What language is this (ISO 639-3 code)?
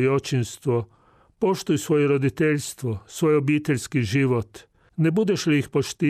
hrv